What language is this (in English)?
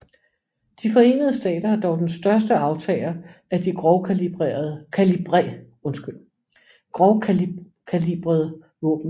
Danish